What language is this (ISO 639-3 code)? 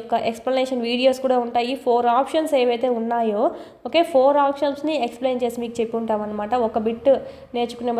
tel